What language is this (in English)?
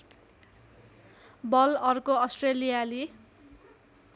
Nepali